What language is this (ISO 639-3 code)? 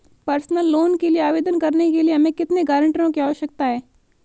hin